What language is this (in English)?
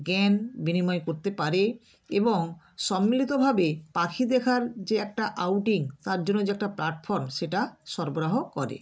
Bangla